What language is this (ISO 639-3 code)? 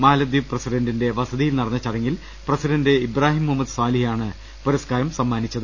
mal